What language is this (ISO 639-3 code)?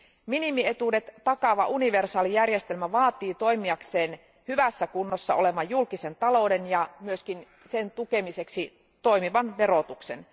fin